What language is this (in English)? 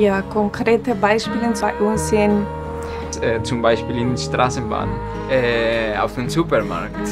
German